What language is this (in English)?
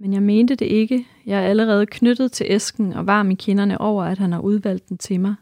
Danish